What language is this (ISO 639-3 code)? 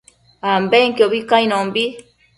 mcf